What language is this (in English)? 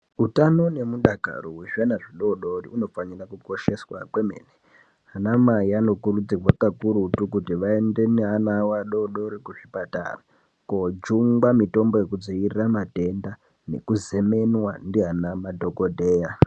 Ndau